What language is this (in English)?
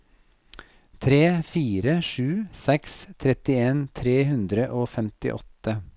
Norwegian